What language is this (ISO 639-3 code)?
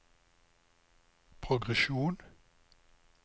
nor